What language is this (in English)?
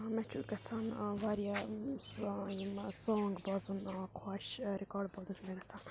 Kashmiri